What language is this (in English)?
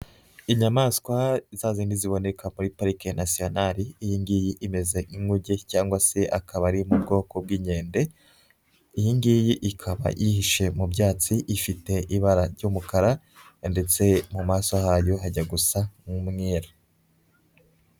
Kinyarwanda